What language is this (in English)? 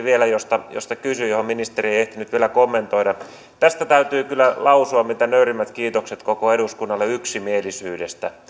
Finnish